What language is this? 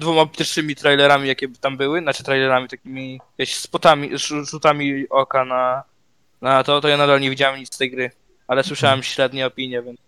Polish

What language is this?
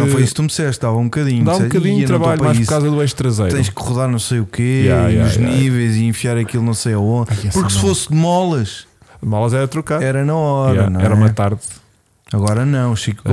Portuguese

